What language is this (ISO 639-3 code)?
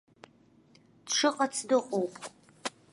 abk